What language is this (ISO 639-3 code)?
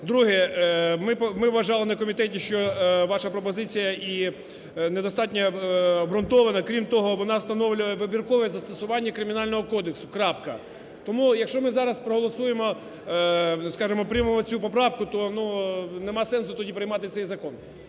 ukr